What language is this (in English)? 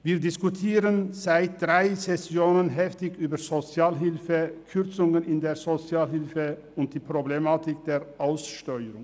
Swiss German